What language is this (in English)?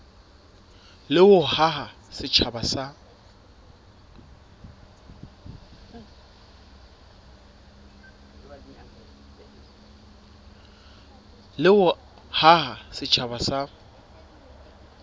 Southern Sotho